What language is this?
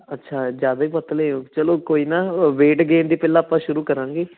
Punjabi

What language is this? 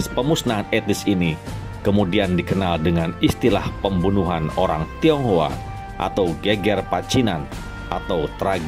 Indonesian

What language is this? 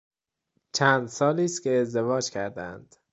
Persian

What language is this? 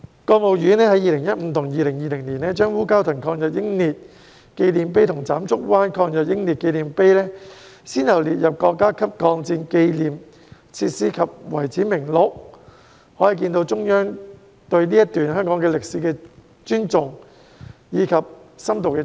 Cantonese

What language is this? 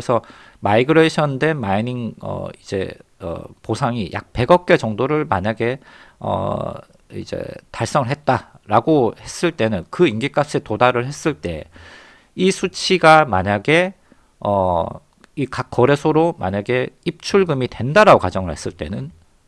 Korean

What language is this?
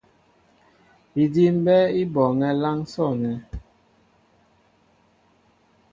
Mbo (Cameroon)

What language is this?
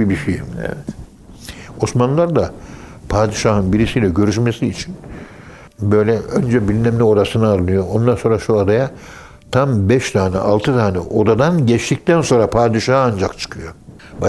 Turkish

